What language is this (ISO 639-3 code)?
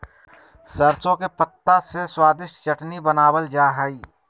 mag